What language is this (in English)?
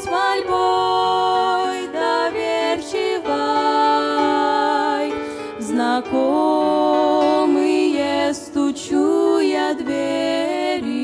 Russian